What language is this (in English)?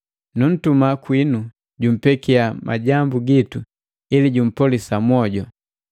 Matengo